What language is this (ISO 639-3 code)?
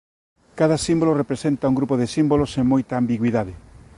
glg